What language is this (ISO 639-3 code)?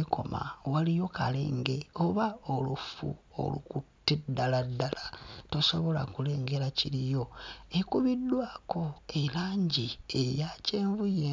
lug